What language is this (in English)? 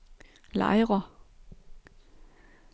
Danish